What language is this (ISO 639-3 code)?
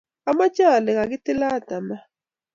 kln